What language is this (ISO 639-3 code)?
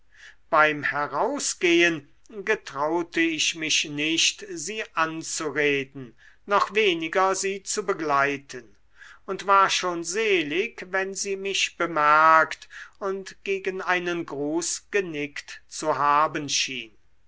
deu